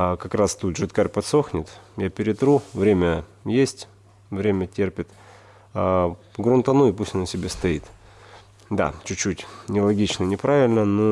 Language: Russian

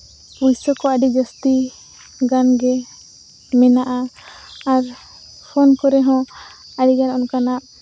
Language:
Santali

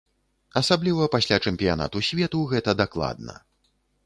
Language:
Belarusian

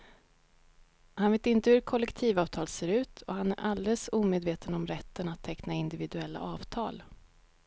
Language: Swedish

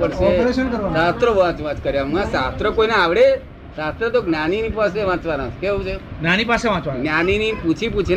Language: Gujarati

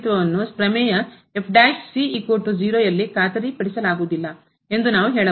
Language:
Kannada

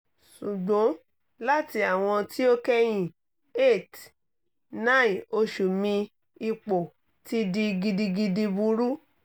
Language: Yoruba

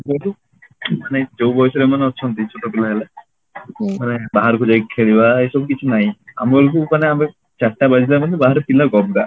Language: Odia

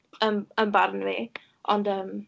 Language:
Welsh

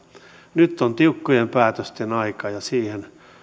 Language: Finnish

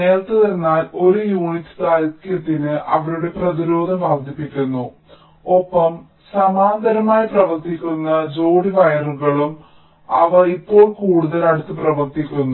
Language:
Malayalam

